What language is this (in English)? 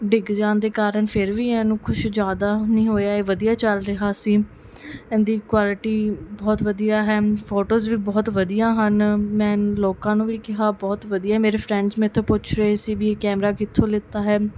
Punjabi